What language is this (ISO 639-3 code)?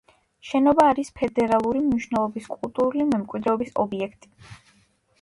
kat